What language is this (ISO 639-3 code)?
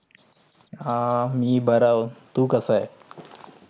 mar